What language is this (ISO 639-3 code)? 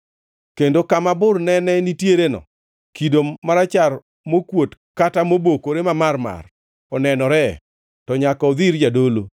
luo